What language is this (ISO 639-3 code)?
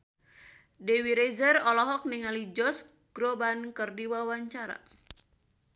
sun